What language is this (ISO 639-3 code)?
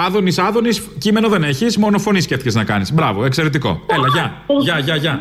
ell